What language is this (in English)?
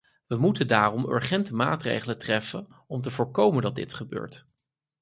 Dutch